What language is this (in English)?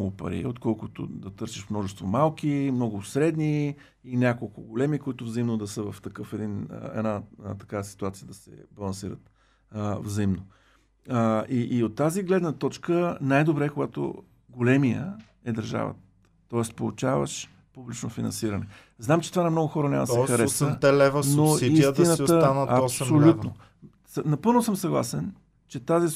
Bulgarian